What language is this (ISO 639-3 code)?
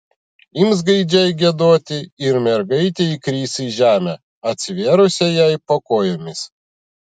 lit